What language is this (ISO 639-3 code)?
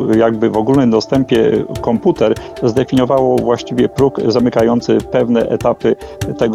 pol